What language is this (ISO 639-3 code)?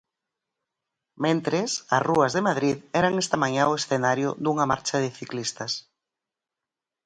glg